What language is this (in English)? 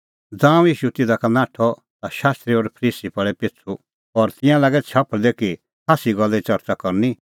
Kullu Pahari